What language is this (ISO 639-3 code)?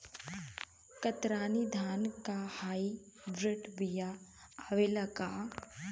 bho